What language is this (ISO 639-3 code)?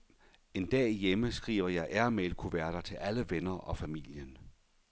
dan